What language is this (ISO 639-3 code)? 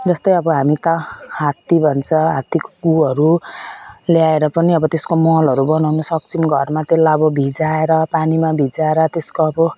nep